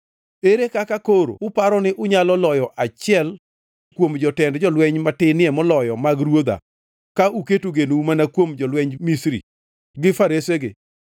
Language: Luo (Kenya and Tanzania)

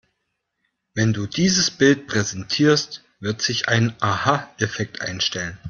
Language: German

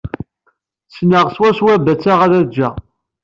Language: Kabyle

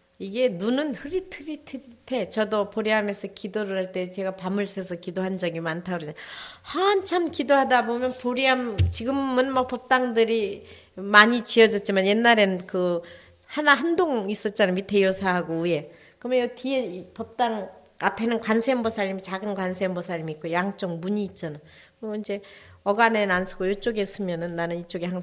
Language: Korean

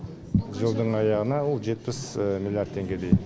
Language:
Kazakh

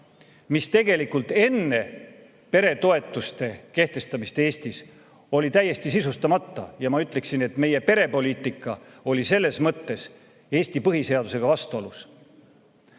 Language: Estonian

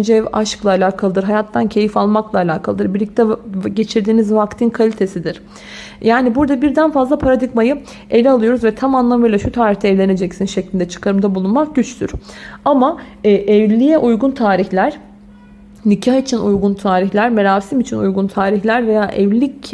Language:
Turkish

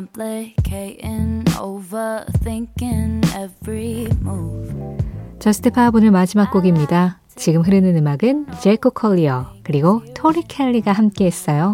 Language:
Korean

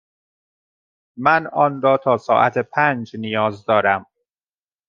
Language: Persian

